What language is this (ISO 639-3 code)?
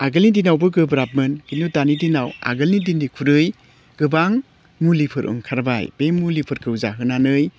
brx